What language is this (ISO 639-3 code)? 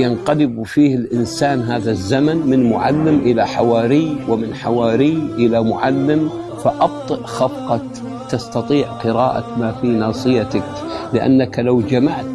ara